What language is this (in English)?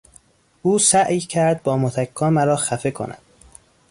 Persian